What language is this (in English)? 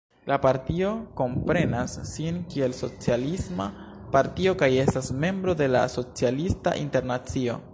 Esperanto